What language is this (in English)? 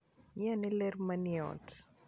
Luo (Kenya and Tanzania)